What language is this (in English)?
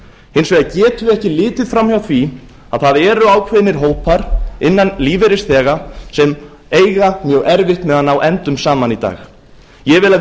Icelandic